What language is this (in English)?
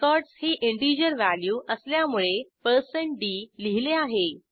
Marathi